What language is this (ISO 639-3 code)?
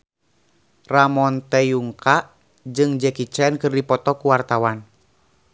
sun